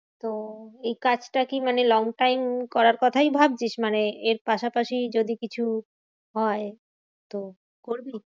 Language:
Bangla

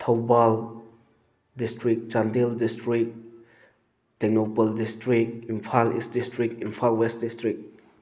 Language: Manipuri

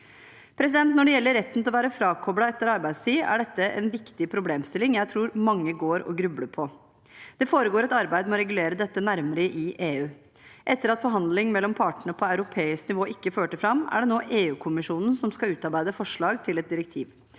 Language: Norwegian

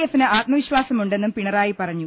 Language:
Malayalam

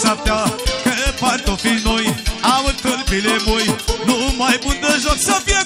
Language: Romanian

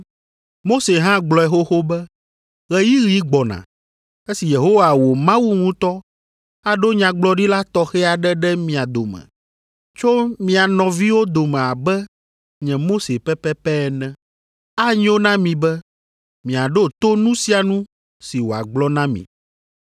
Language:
Ewe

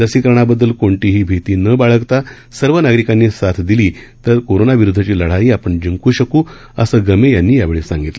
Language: Marathi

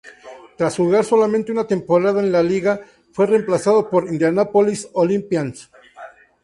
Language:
Spanish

